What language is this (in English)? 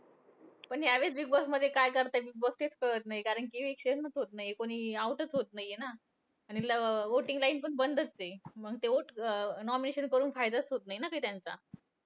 Marathi